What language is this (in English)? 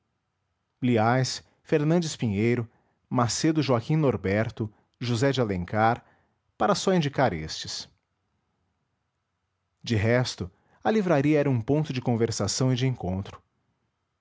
Portuguese